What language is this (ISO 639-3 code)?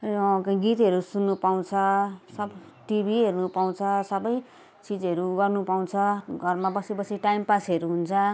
nep